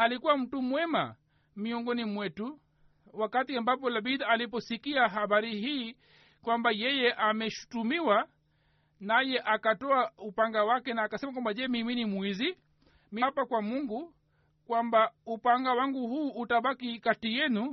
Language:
Swahili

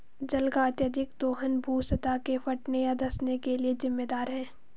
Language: Hindi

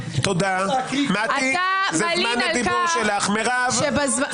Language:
Hebrew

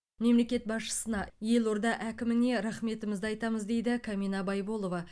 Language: Kazakh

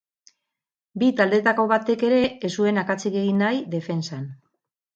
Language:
Basque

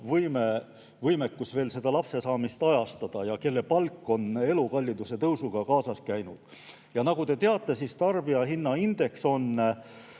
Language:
Estonian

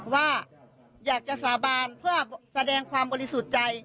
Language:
Thai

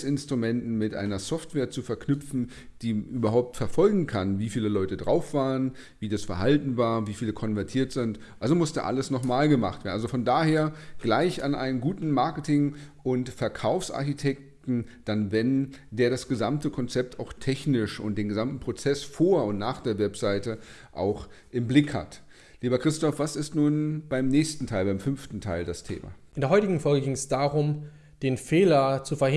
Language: German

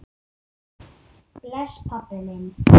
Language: Icelandic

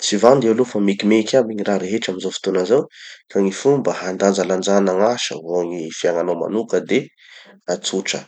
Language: Tanosy Malagasy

